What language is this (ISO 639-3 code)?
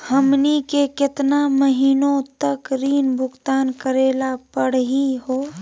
mag